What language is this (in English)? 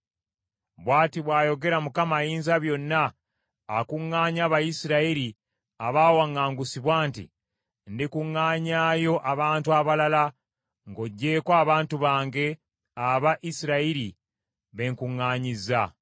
Ganda